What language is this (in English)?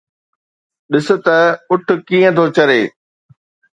Sindhi